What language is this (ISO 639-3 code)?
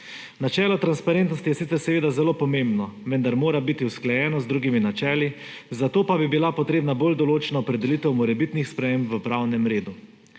slv